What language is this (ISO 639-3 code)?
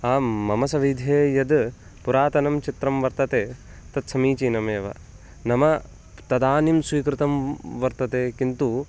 san